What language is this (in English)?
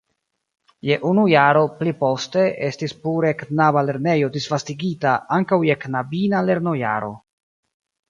Esperanto